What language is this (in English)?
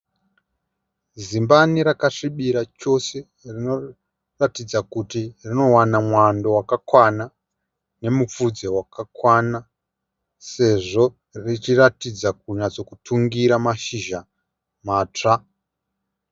Shona